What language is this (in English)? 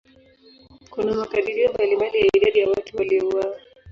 Swahili